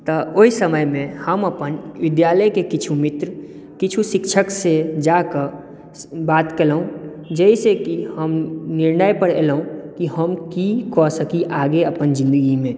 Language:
Maithili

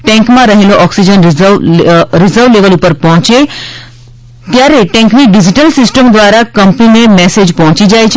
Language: Gujarati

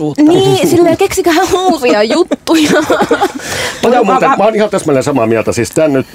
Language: Finnish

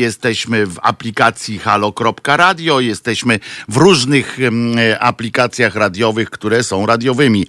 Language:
Polish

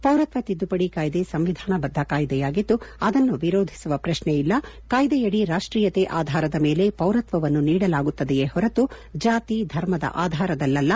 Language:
Kannada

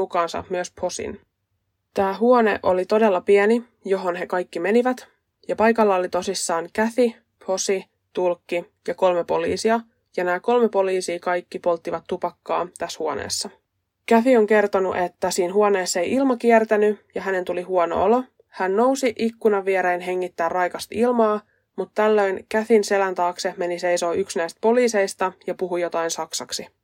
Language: Finnish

